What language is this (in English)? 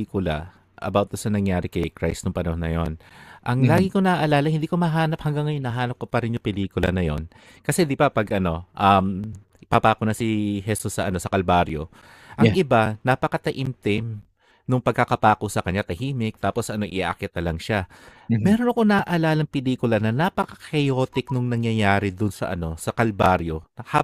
Filipino